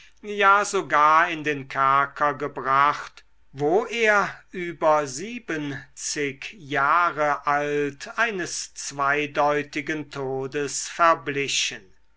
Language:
German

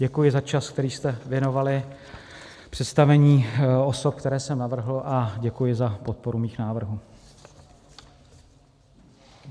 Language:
Czech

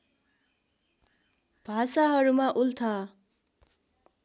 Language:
Nepali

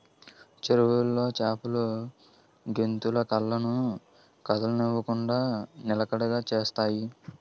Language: Telugu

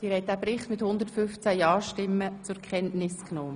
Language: Swiss German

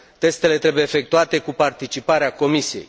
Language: Romanian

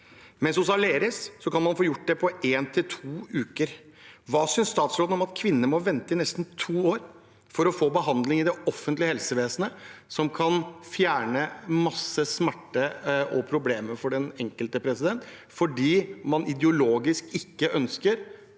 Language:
Norwegian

